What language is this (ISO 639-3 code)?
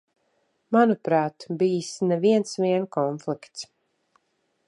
lav